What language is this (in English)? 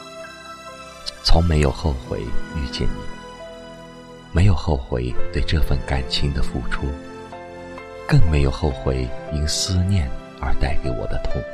Chinese